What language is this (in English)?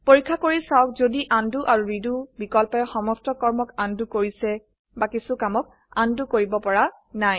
Assamese